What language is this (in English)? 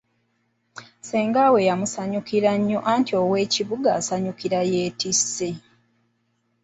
Ganda